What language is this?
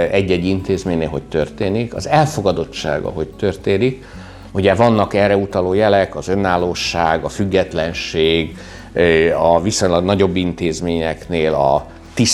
Hungarian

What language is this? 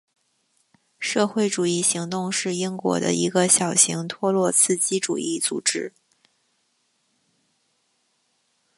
Chinese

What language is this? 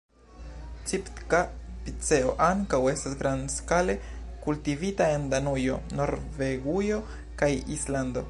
Esperanto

